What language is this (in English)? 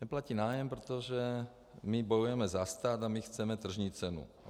Czech